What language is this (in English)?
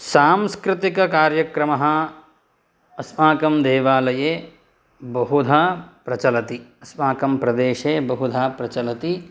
Sanskrit